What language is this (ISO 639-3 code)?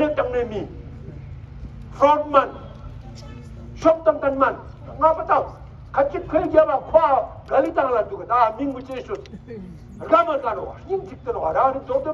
ron